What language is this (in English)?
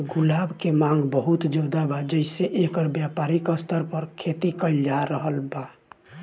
Bhojpuri